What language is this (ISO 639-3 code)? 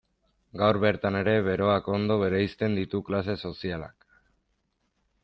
eus